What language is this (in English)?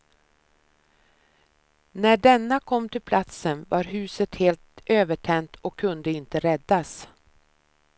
Swedish